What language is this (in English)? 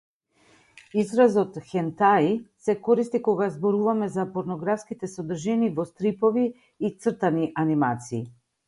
Macedonian